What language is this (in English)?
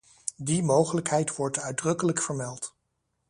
Dutch